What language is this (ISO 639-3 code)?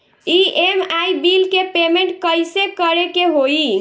bho